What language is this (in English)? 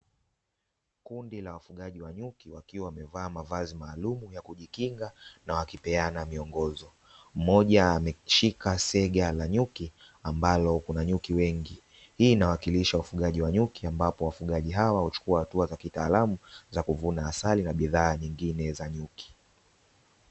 Swahili